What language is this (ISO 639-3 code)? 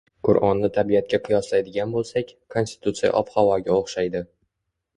uzb